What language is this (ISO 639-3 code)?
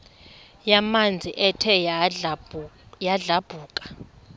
xho